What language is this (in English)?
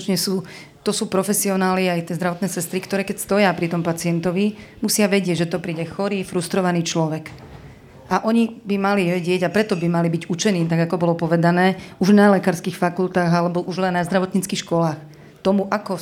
Slovak